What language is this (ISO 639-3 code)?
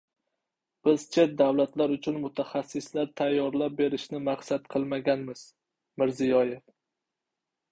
uzb